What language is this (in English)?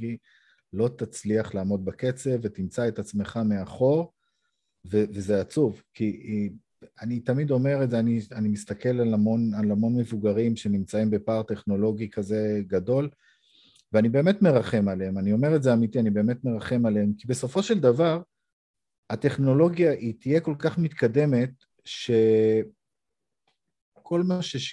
Hebrew